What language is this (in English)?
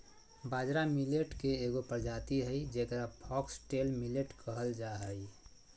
Magahi